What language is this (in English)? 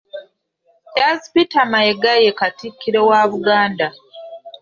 Ganda